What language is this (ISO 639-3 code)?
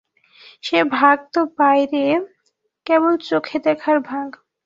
ben